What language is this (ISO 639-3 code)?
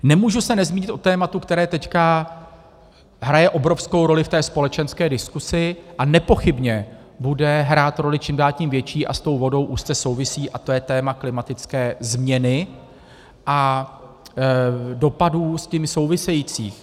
ces